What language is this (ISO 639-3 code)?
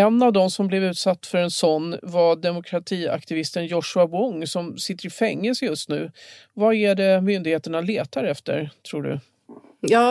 swe